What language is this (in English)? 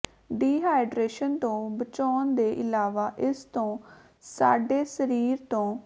Punjabi